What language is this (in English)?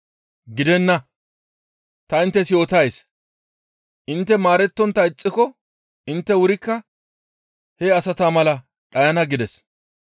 Gamo